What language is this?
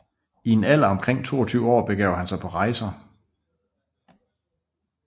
Danish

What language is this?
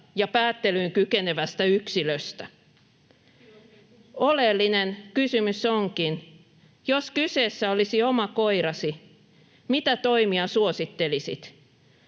Finnish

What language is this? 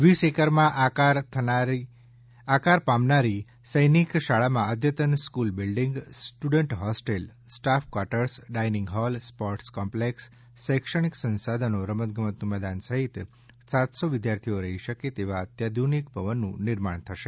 Gujarati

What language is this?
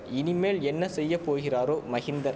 Tamil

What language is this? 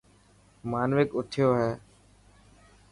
Dhatki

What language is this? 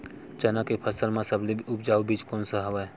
Chhattisgarhi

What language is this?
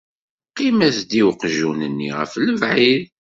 Kabyle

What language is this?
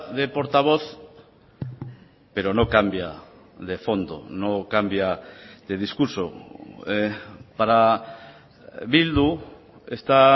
Spanish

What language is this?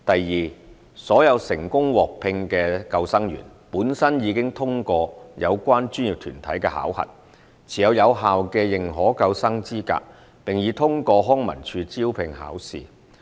Cantonese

